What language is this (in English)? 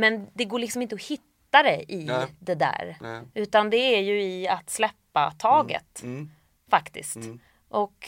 Swedish